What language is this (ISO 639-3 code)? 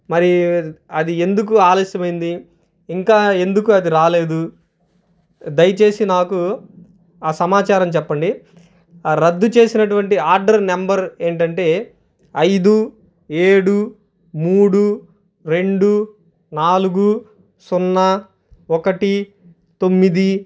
tel